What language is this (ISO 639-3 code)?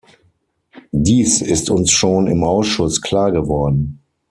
deu